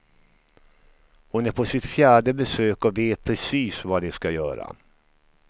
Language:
Swedish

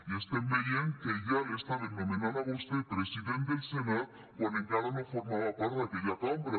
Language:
Catalan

